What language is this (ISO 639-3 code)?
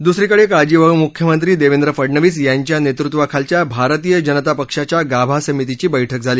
mar